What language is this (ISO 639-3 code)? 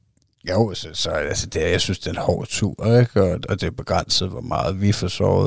dan